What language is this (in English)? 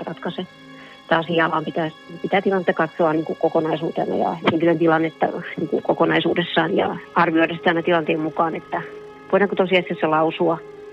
Finnish